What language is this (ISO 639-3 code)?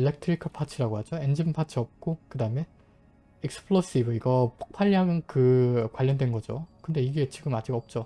kor